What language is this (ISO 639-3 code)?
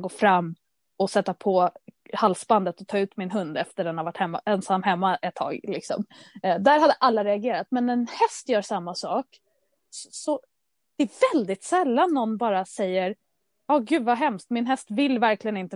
swe